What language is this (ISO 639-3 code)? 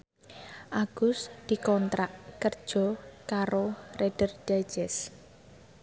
jav